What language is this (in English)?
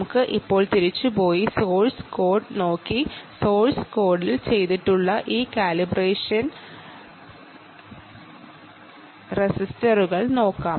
Malayalam